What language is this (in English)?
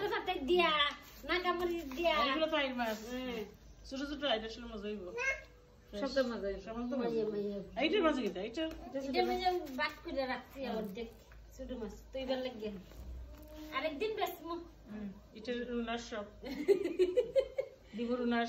Arabic